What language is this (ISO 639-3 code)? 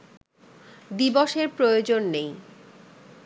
ben